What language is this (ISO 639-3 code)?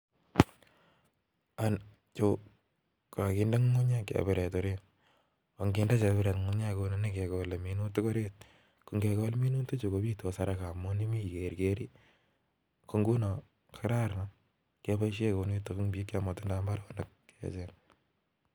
kln